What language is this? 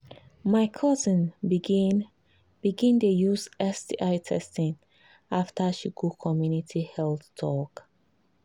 Nigerian Pidgin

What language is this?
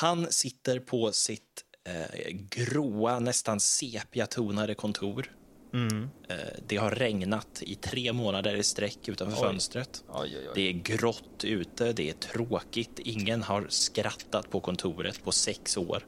Swedish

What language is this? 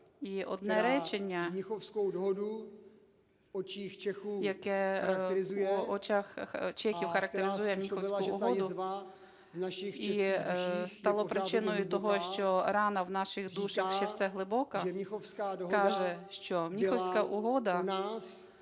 Ukrainian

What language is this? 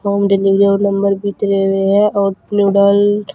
Hindi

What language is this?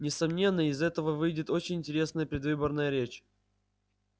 Russian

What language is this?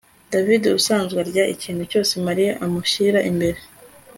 Kinyarwanda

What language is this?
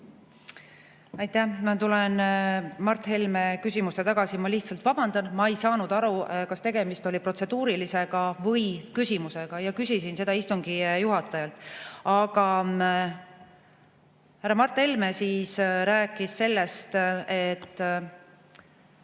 Estonian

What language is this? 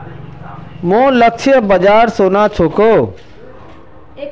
Magahi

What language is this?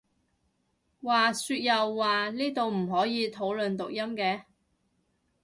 Cantonese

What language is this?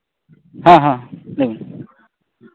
Santali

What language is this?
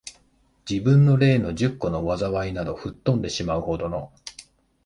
Japanese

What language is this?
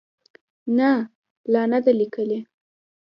Pashto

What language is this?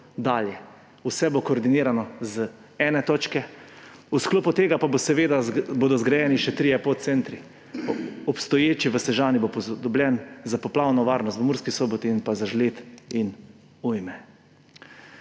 Slovenian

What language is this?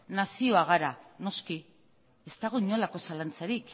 Basque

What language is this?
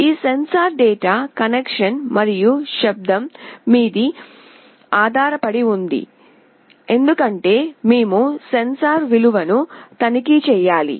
Telugu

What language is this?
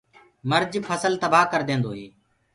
Gurgula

